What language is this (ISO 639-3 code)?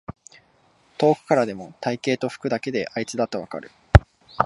jpn